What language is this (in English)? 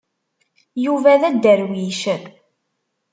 Kabyle